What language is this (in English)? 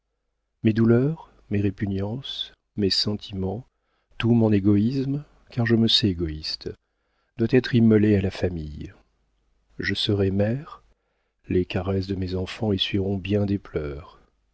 French